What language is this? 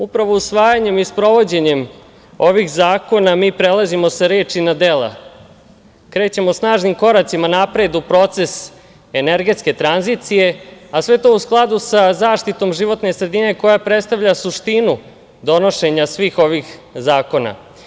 Serbian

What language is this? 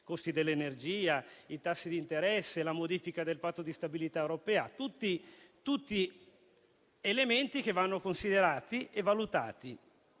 Italian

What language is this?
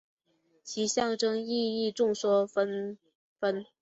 Chinese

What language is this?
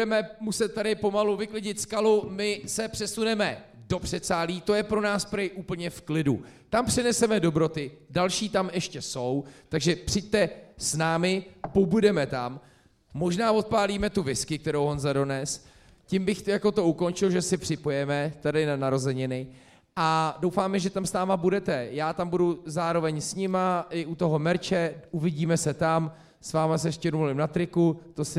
Czech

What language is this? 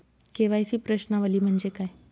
Marathi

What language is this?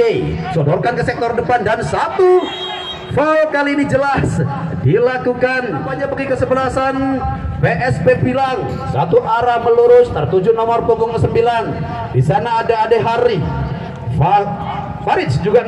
Indonesian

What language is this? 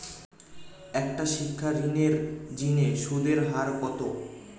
Bangla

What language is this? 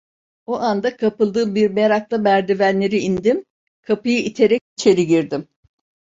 Turkish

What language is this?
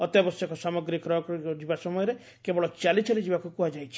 Odia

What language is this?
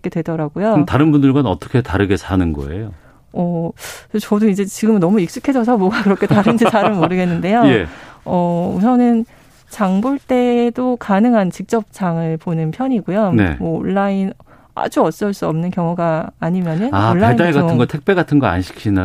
Korean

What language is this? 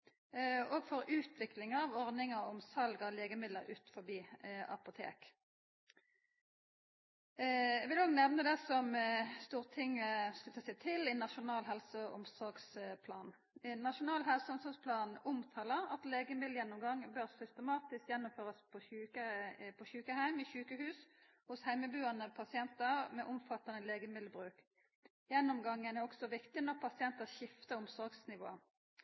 Norwegian Nynorsk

